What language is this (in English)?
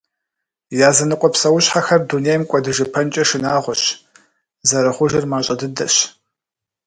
Kabardian